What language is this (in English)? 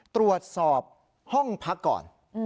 Thai